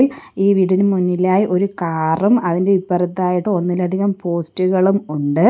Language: Malayalam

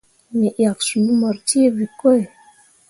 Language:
Mundang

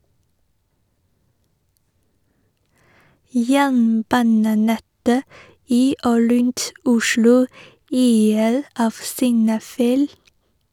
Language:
Norwegian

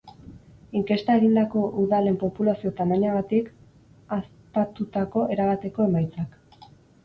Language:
Basque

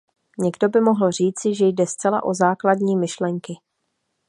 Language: Czech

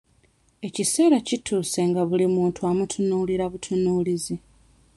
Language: Ganda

